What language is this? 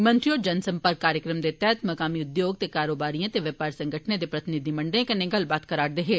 Dogri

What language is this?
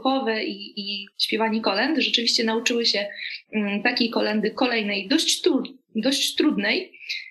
Polish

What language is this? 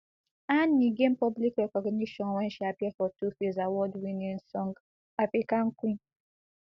Nigerian Pidgin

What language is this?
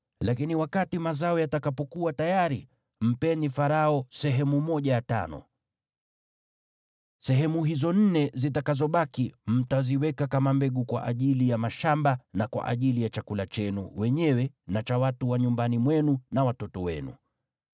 Swahili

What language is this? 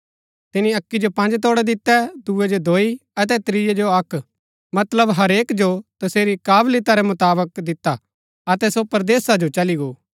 Gaddi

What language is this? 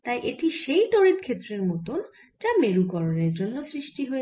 Bangla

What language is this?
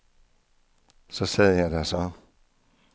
Danish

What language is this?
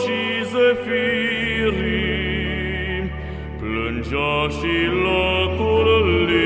Romanian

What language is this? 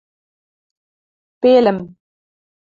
Western Mari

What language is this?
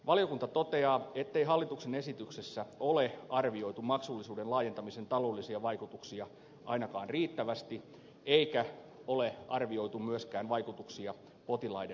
Finnish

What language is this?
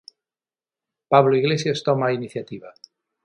Galician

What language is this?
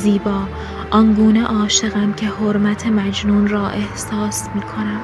Persian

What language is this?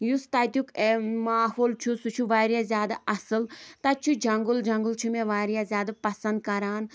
Kashmiri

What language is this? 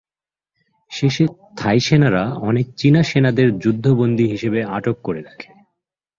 Bangla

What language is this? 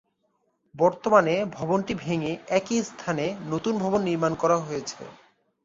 Bangla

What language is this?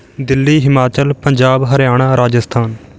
Punjabi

